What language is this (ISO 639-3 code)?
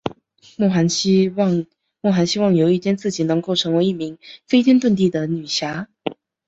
zho